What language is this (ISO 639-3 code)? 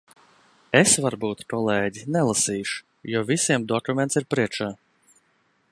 lav